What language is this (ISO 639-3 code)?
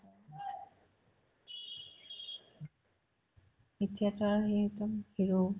asm